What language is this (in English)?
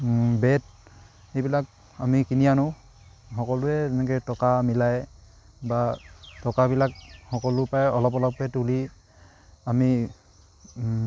Assamese